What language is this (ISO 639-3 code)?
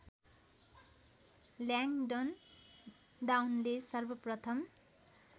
nep